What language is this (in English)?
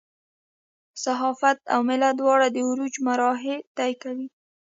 Pashto